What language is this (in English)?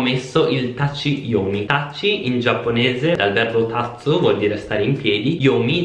Italian